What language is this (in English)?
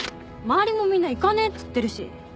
Japanese